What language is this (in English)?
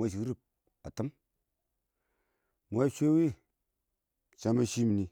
Awak